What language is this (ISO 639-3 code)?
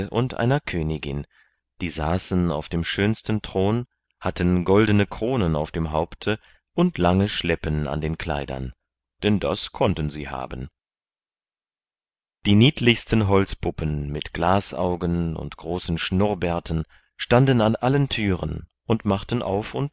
deu